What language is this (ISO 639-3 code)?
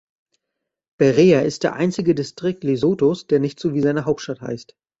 deu